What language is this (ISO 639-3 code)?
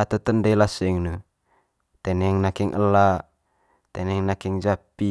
mqy